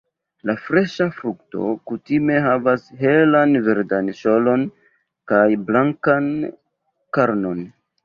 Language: Esperanto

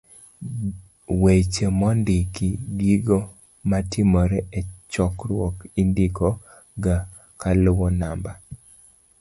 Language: Luo (Kenya and Tanzania)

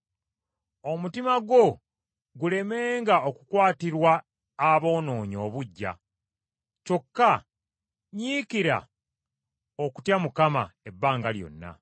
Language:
Ganda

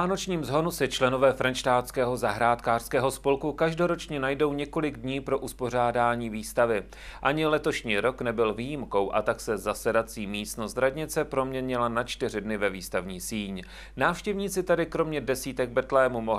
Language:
Czech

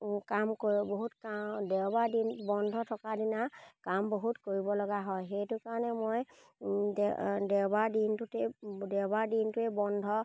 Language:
Assamese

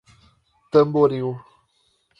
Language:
Portuguese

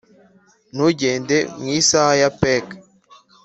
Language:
Kinyarwanda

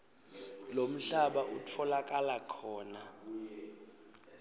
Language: Swati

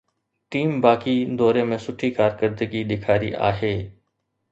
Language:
Sindhi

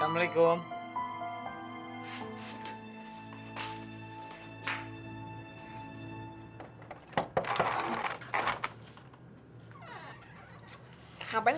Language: Indonesian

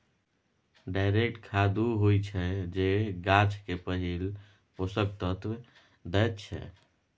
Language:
Maithili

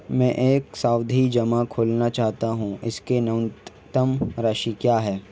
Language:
Hindi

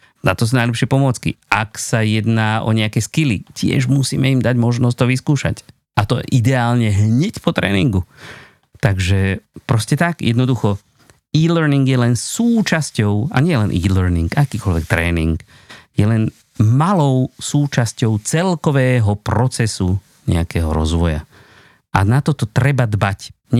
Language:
Slovak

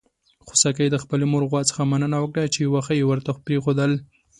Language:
Pashto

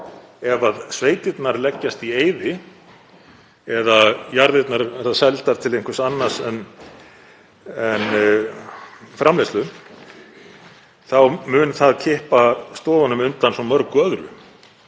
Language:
Icelandic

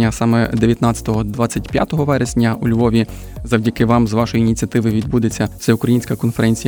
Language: Ukrainian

